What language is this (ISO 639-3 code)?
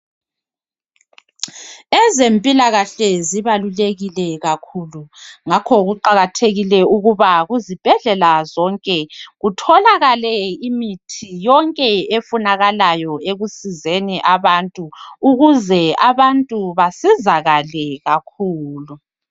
nde